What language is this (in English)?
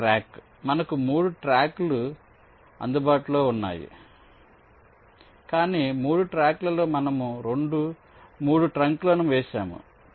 Telugu